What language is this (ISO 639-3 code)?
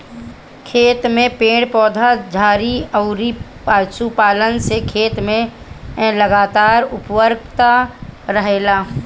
bho